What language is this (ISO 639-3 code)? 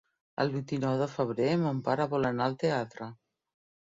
cat